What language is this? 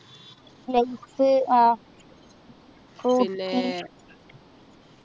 Malayalam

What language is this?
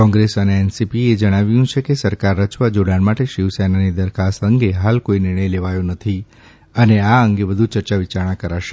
Gujarati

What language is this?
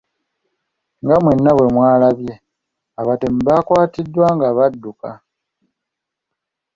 Ganda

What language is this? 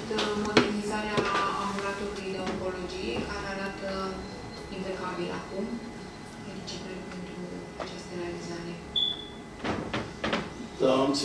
Romanian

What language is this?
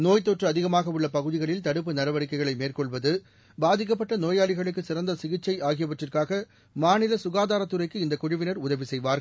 Tamil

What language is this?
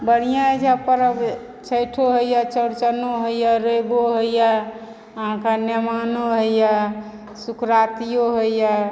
Maithili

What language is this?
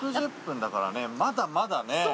Japanese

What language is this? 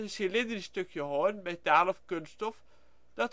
Dutch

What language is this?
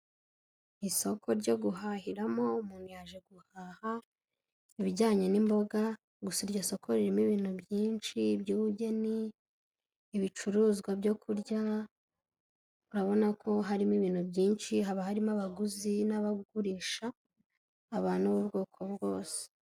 Kinyarwanda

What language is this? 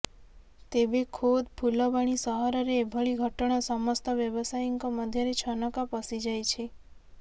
Odia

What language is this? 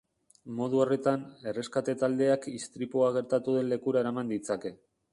Basque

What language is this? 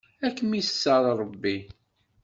Kabyle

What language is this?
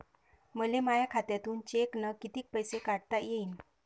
Marathi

